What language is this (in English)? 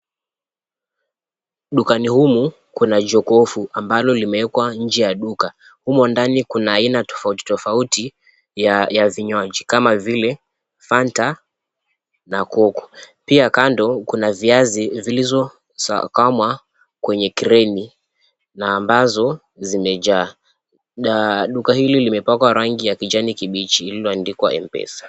Swahili